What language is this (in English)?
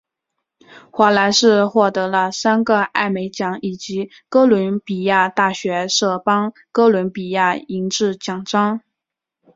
Chinese